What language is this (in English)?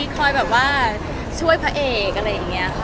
Thai